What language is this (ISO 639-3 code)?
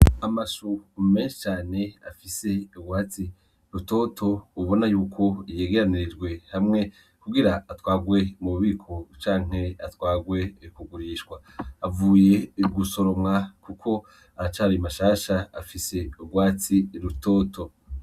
run